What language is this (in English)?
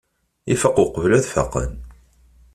Kabyle